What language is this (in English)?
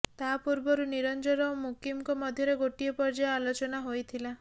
Odia